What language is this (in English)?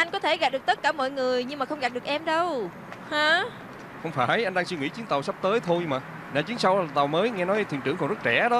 Vietnamese